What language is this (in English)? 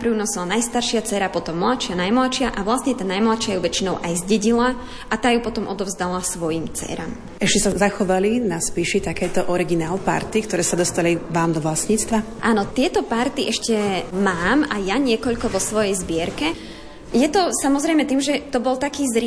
Slovak